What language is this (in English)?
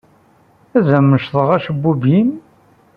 Kabyle